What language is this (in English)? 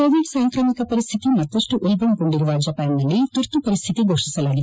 Kannada